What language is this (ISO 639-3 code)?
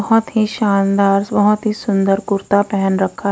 hin